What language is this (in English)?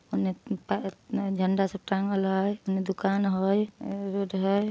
Magahi